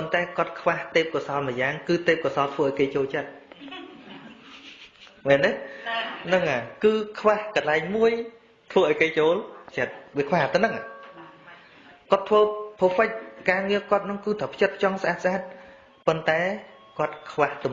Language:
Vietnamese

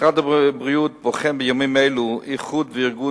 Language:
Hebrew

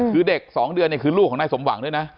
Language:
Thai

